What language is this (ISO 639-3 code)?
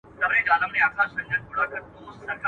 pus